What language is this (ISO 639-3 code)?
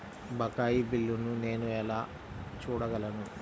tel